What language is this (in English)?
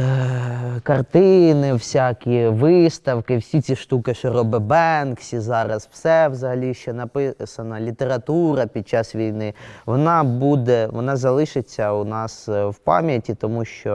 Ukrainian